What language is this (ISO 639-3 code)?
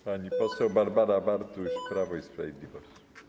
pol